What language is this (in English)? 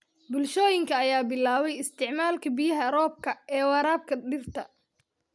Somali